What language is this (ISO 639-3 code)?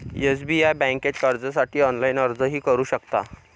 mar